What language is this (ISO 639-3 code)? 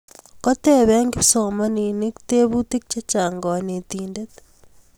kln